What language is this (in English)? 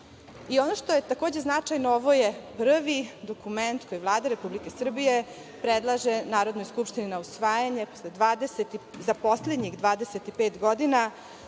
Serbian